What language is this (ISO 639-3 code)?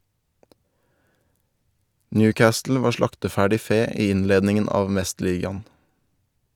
nor